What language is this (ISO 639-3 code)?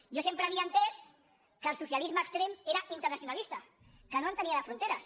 cat